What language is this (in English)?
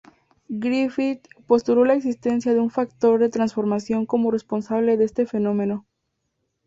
Spanish